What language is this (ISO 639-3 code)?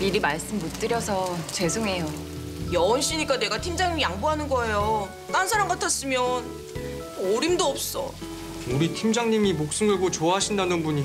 kor